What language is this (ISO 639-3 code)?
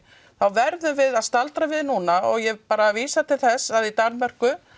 isl